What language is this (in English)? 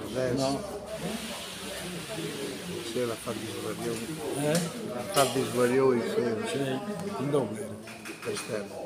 Italian